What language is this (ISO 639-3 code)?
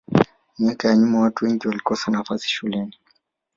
swa